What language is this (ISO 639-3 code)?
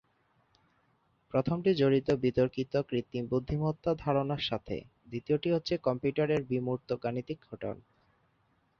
ben